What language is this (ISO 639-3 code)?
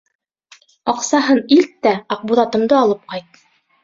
bak